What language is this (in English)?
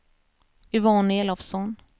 Swedish